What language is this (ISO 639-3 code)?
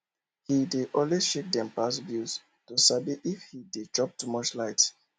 pcm